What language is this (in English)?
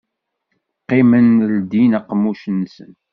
Kabyle